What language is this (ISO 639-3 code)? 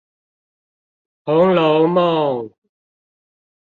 zho